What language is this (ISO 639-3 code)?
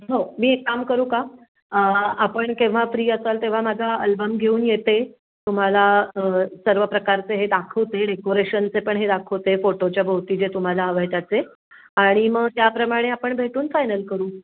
mar